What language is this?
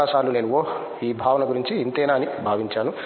Telugu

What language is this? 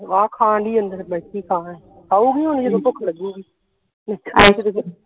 Punjabi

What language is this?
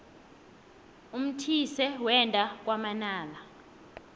South Ndebele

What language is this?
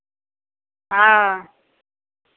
Maithili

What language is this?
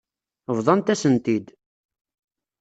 Kabyle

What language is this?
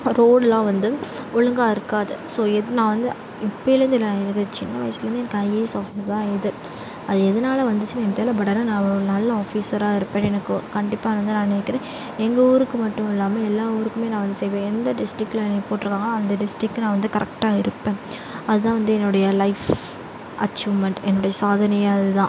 Tamil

